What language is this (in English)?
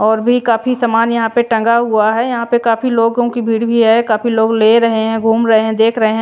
Hindi